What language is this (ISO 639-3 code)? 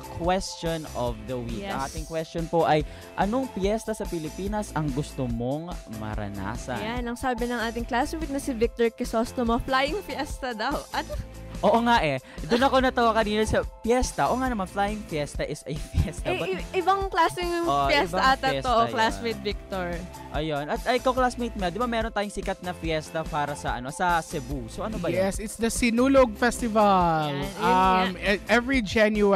fil